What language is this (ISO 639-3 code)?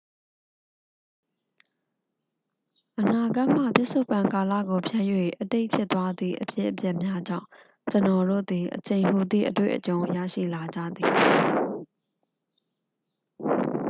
mya